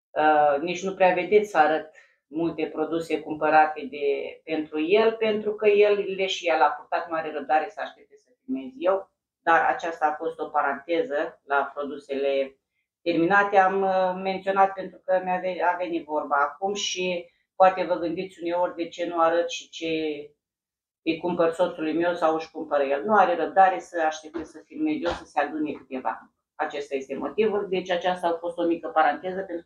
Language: Romanian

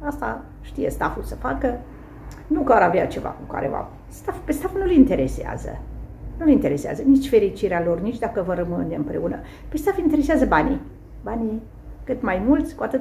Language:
Romanian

